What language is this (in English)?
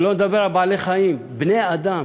Hebrew